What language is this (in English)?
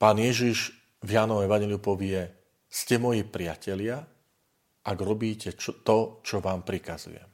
Slovak